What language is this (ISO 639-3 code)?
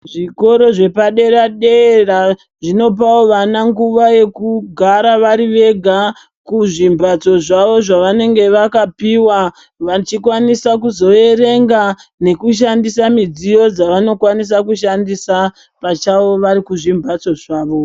ndc